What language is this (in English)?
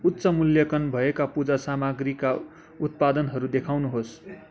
Nepali